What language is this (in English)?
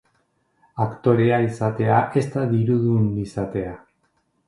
Basque